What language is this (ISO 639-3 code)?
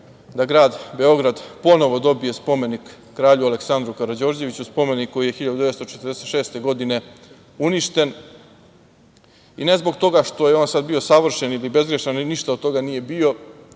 srp